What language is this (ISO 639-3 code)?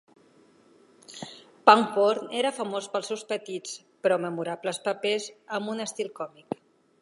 cat